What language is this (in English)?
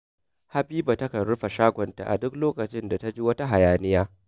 Hausa